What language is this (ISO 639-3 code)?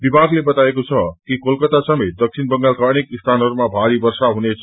nep